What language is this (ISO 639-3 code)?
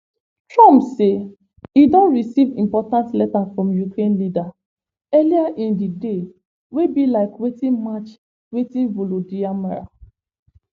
pcm